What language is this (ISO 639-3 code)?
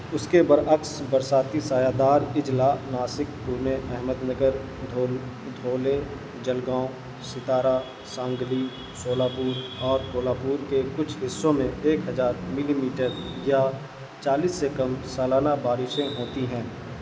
urd